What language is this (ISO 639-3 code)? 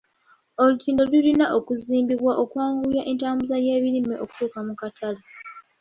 lug